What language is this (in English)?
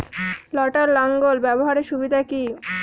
Bangla